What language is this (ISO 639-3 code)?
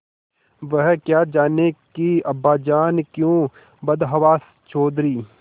hin